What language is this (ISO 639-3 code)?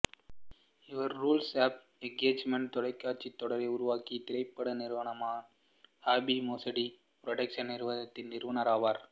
tam